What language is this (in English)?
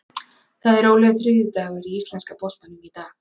Icelandic